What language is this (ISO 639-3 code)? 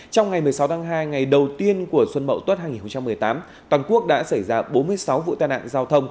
vie